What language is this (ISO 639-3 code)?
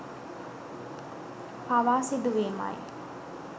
sin